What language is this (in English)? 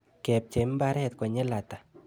Kalenjin